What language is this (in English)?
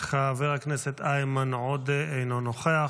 Hebrew